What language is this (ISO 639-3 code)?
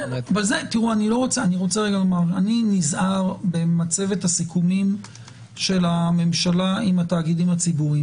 heb